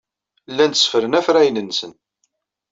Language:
Kabyle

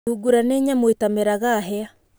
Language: Kikuyu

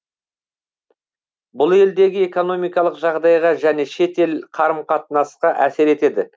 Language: Kazakh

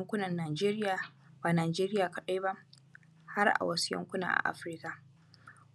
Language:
Hausa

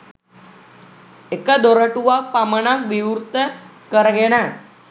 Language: Sinhala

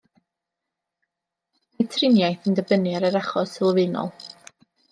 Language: Welsh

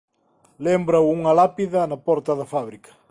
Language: Galician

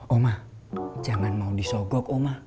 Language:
Indonesian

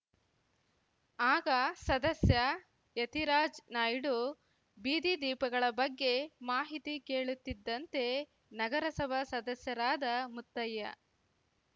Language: Kannada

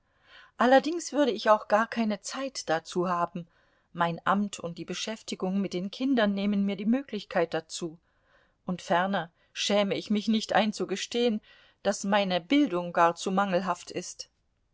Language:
German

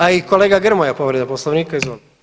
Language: Croatian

